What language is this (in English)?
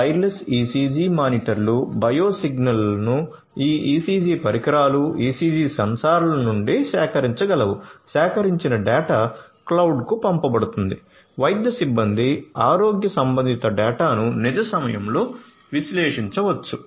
Telugu